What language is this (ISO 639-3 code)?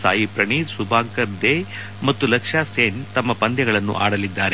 kan